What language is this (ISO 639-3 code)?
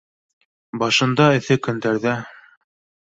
bak